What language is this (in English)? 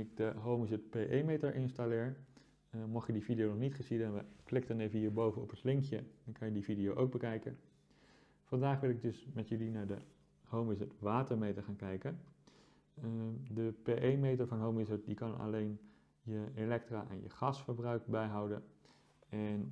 Dutch